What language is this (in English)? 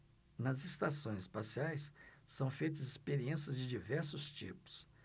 Portuguese